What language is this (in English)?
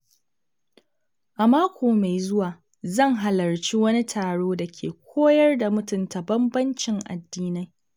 Hausa